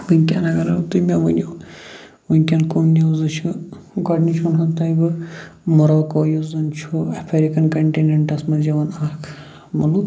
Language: Kashmiri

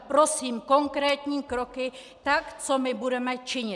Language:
Czech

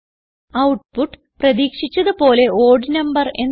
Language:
Malayalam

